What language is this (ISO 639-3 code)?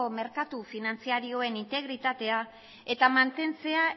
eus